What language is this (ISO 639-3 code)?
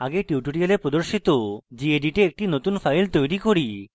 ben